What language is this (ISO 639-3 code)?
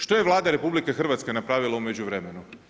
hrv